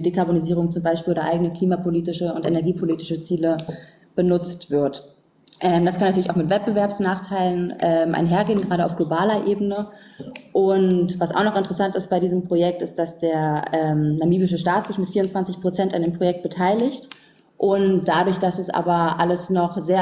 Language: German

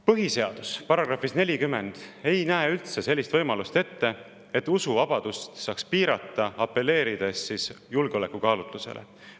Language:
Estonian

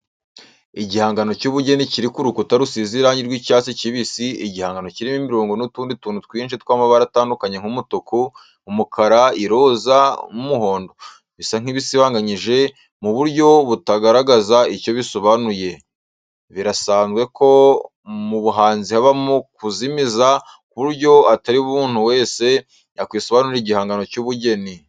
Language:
Kinyarwanda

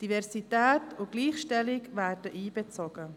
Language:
Swiss German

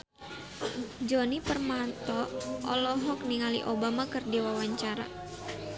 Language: Sundanese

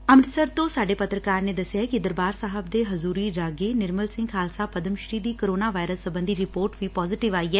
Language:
Punjabi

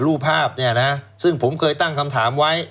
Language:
Thai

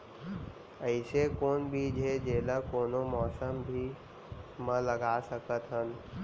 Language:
Chhattisgarhi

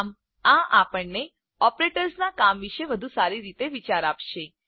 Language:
Gujarati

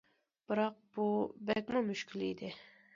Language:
Uyghur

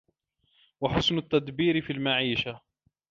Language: Arabic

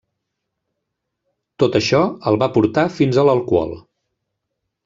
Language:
Catalan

